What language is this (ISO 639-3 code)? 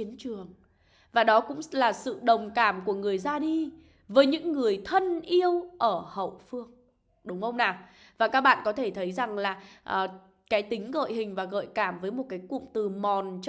vie